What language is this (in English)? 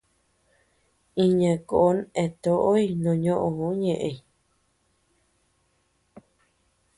Tepeuxila Cuicatec